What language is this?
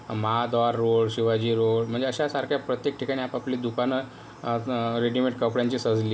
Marathi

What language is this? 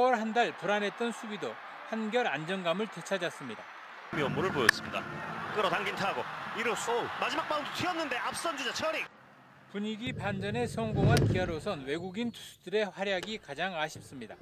Korean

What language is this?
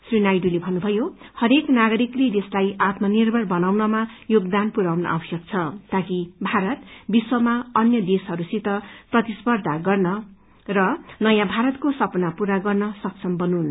Nepali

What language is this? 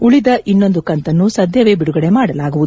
Kannada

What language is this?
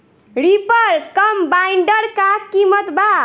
Bhojpuri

